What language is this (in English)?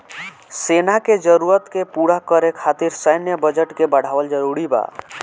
Bhojpuri